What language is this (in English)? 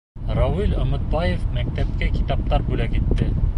Bashkir